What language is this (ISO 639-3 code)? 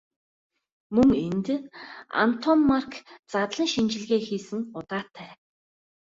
mon